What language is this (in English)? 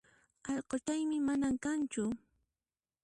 Puno Quechua